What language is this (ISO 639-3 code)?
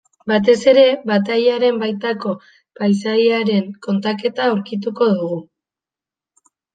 eus